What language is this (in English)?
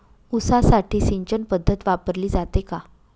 Marathi